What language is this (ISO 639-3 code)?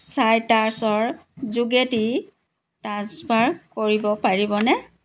asm